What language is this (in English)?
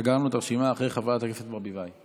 Hebrew